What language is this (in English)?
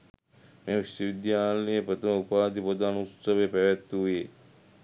Sinhala